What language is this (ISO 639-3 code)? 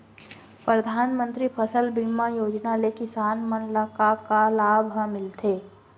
hne